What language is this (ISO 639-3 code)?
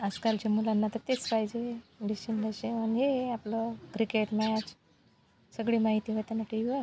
mar